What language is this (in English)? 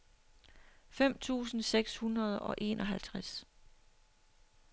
Danish